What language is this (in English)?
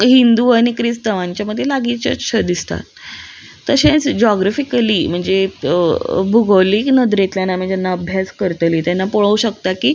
Konkani